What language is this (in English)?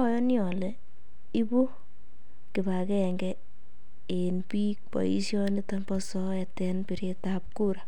Kalenjin